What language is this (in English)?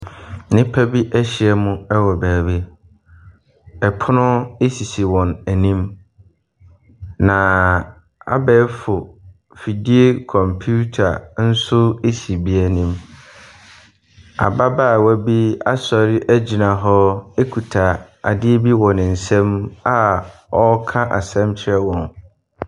Akan